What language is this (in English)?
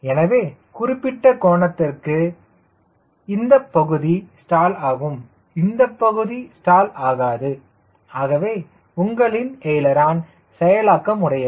Tamil